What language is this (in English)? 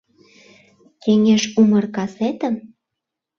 Mari